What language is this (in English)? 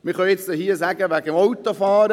Swiss German